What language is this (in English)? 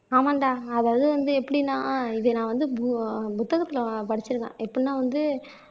Tamil